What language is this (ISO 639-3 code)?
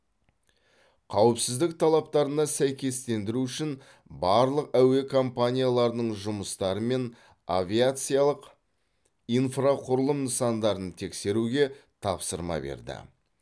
kaz